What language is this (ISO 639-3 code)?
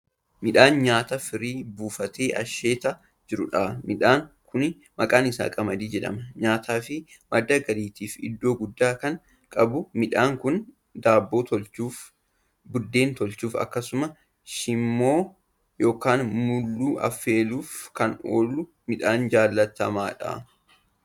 orm